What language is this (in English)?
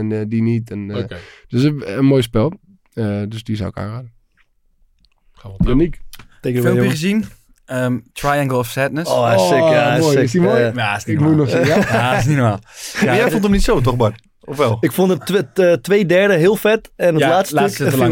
Dutch